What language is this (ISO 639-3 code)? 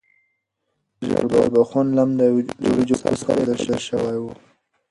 pus